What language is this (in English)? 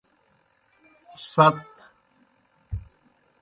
Kohistani Shina